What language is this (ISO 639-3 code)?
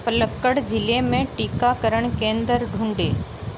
hin